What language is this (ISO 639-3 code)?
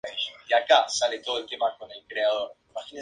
spa